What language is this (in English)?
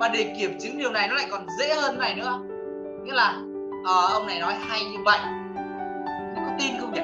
Vietnamese